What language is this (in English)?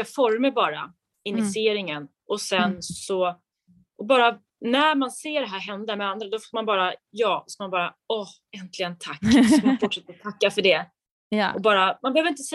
Swedish